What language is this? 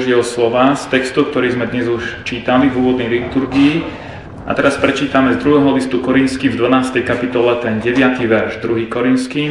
Slovak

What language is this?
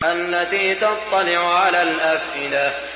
Arabic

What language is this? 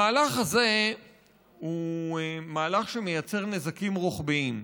Hebrew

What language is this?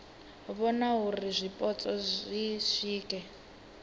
Venda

